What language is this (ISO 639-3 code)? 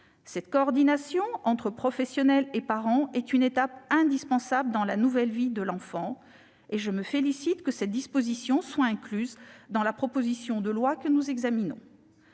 fra